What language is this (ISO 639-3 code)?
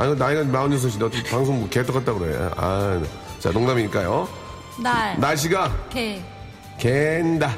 kor